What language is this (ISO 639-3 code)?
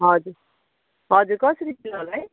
nep